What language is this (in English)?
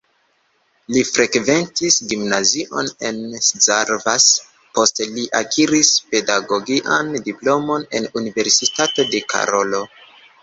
Esperanto